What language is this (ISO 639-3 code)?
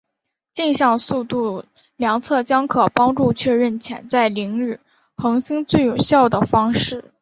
zho